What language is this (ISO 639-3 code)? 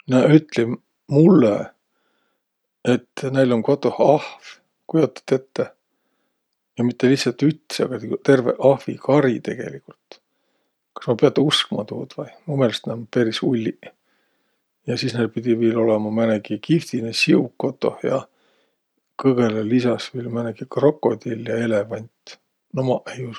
vro